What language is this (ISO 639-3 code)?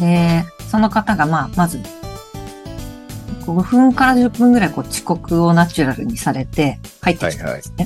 jpn